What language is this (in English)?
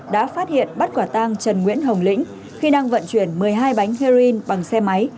Vietnamese